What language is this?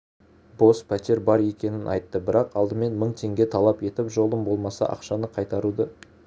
Kazakh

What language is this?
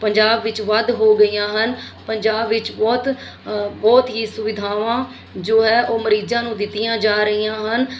Punjabi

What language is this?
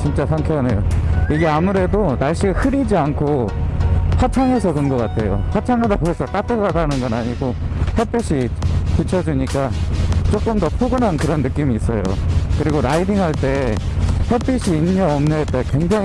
Korean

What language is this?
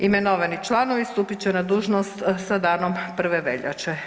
Croatian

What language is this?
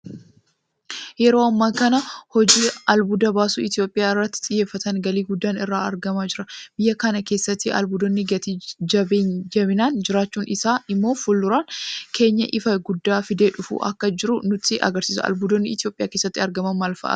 Oromo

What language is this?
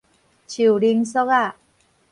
Min Nan Chinese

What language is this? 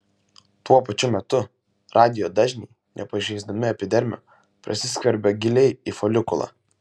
Lithuanian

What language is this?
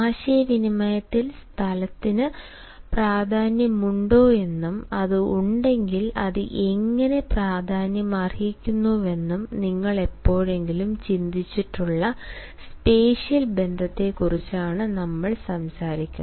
Malayalam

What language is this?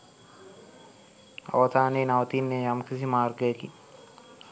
Sinhala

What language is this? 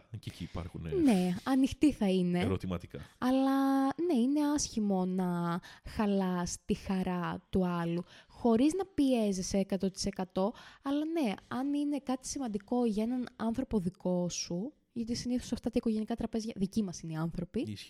Greek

